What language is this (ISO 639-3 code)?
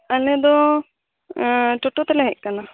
sat